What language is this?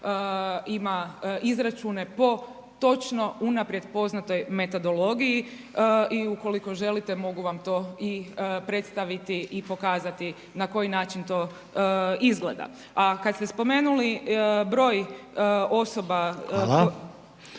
Croatian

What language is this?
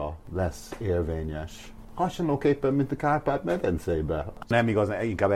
Hungarian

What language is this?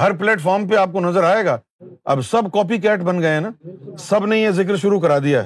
Urdu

